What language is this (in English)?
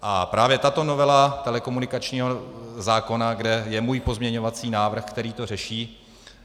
Czech